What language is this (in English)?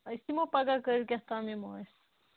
Kashmiri